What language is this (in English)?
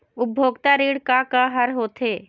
Chhattisgarhi